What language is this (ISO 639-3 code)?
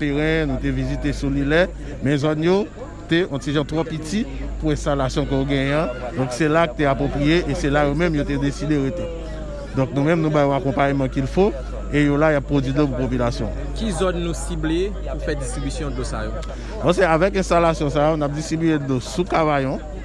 fra